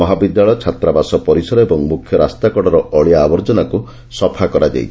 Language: Odia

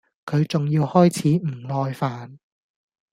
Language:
Cantonese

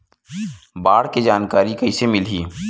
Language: Chhattisgarhi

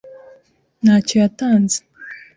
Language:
Kinyarwanda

